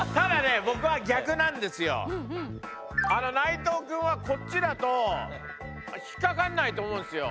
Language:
Japanese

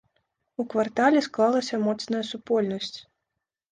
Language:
Belarusian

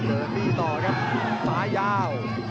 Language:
Thai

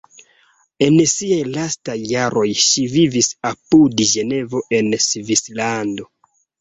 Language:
Esperanto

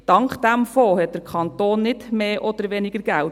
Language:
Swiss German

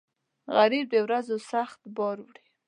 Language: Pashto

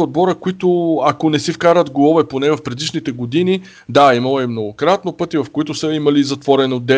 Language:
Bulgarian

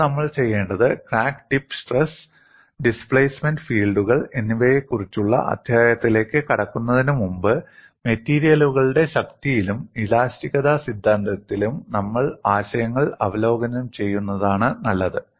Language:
Malayalam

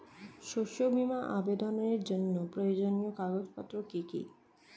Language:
Bangla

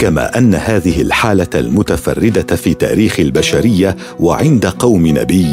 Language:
Arabic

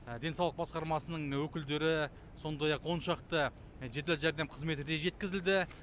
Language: Kazakh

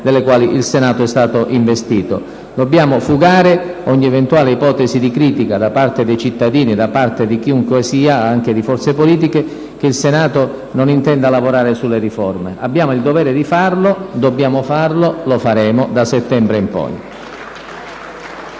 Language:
Italian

